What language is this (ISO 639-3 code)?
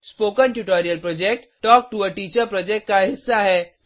hin